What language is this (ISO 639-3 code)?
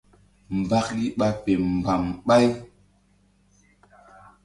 mdd